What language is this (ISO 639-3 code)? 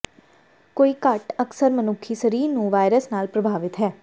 pan